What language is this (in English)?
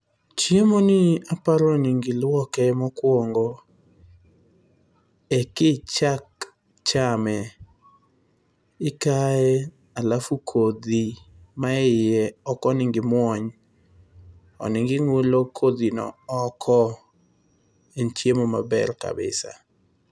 Luo (Kenya and Tanzania)